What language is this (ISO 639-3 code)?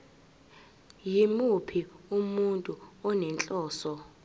zul